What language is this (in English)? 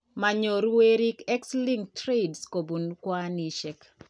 Kalenjin